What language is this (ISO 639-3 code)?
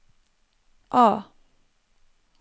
nor